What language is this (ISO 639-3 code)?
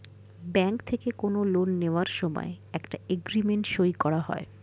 ben